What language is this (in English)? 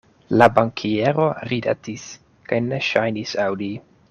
Esperanto